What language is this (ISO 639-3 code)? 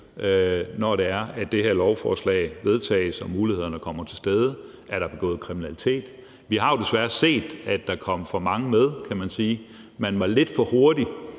dan